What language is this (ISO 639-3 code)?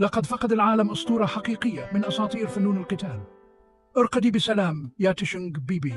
ara